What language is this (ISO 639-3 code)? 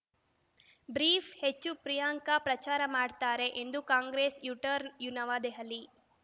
kan